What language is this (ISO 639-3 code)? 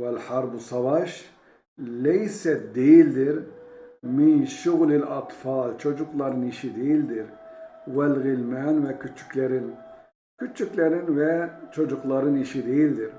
tur